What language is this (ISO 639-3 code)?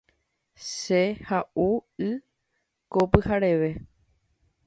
grn